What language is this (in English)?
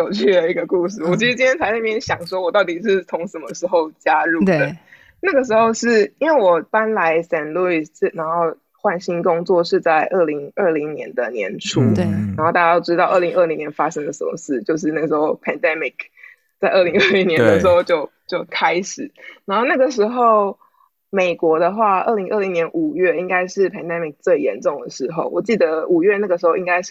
Chinese